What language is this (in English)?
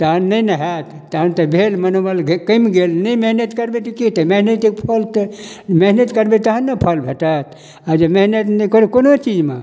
Maithili